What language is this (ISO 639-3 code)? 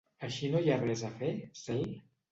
cat